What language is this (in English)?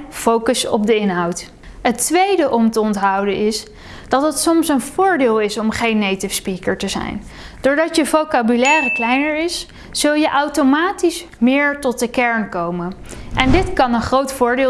Dutch